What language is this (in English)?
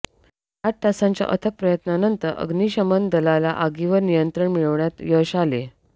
Marathi